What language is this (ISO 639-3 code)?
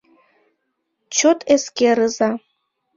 chm